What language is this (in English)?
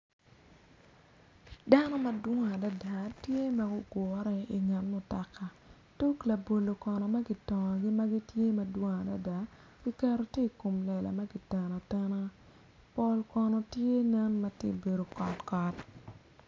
Acoli